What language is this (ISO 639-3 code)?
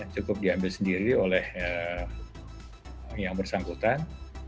ind